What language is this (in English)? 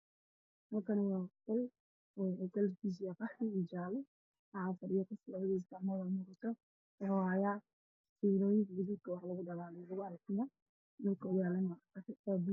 Somali